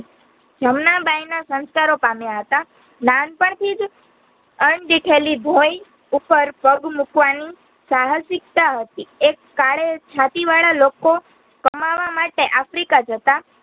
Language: Gujarati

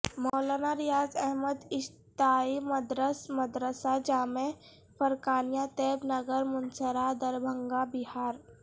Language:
Urdu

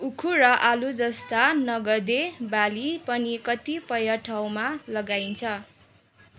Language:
Nepali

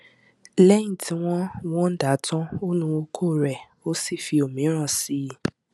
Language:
Yoruba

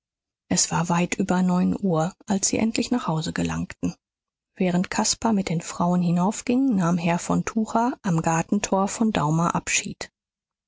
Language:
German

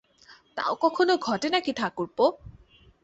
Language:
Bangla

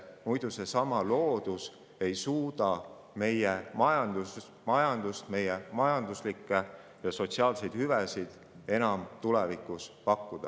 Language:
Estonian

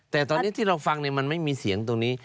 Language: Thai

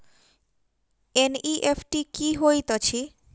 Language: Maithili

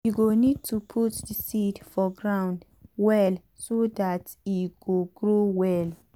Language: Nigerian Pidgin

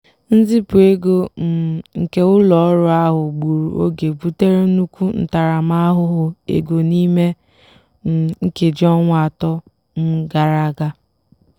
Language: Igbo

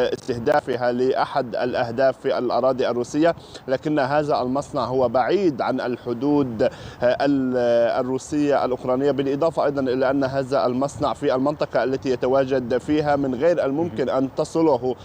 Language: Arabic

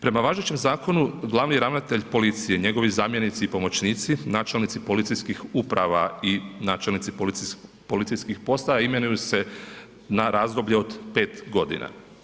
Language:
Croatian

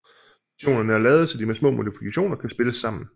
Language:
Danish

